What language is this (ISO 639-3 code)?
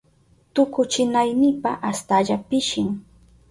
qup